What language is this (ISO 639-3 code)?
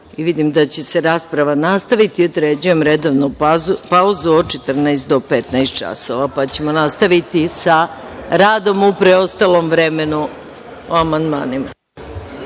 srp